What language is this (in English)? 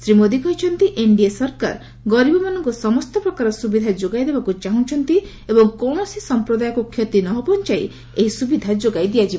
Odia